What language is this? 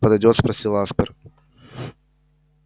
Russian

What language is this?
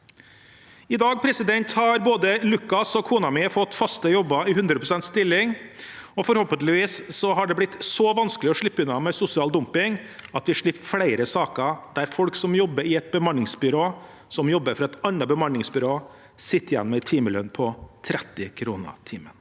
Norwegian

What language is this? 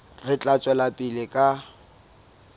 Southern Sotho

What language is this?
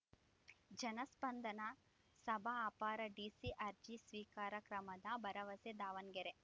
Kannada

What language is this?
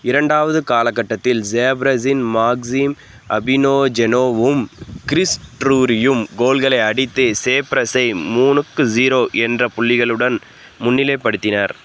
Tamil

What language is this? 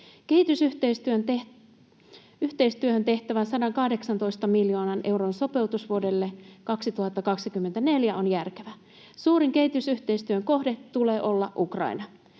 Finnish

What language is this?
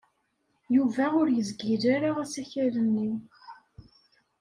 Kabyle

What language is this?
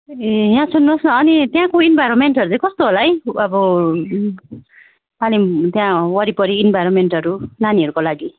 Nepali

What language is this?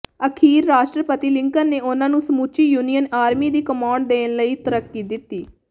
Punjabi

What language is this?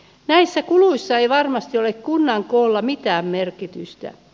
Finnish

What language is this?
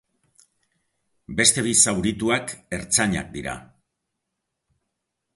Basque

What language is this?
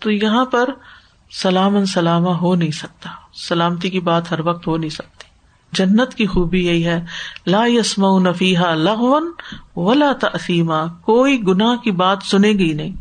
Urdu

